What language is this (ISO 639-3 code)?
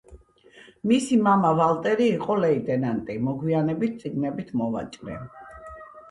kat